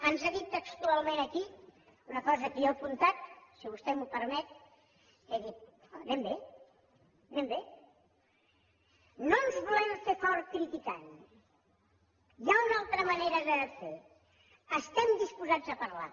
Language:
Catalan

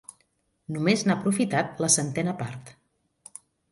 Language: Catalan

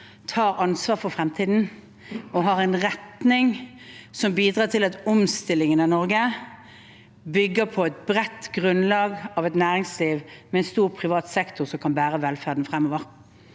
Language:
Norwegian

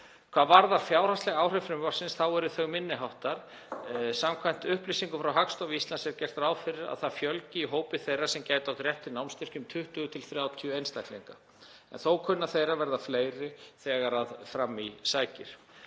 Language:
Icelandic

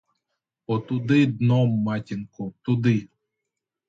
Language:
Ukrainian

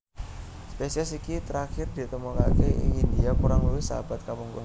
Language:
Javanese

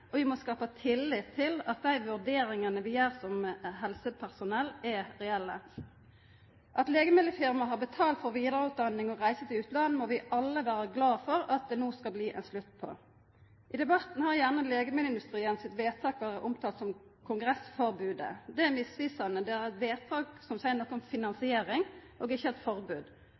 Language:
Norwegian Nynorsk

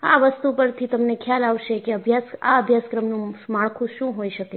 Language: Gujarati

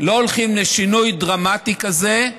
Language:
Hebrew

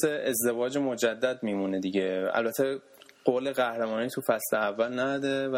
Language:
Persian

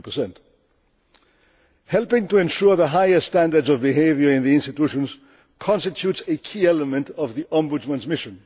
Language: English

